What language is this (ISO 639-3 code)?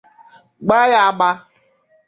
ibo